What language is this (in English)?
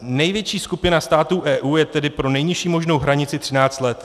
Czech